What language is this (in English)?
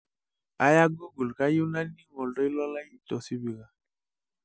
Masai